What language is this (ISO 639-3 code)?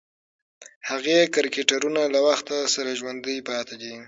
pus